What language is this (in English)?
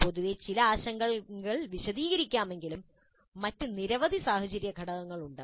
Malayalam